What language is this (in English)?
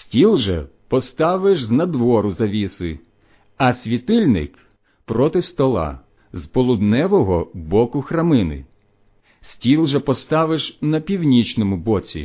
Ukrainian